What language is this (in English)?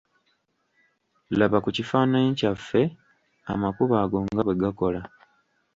Ganda